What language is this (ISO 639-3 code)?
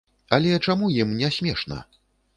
bel